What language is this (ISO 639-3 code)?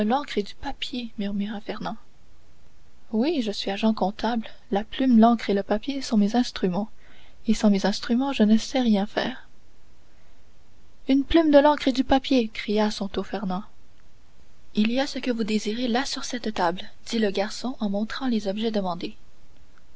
fra